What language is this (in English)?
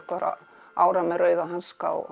Icelandic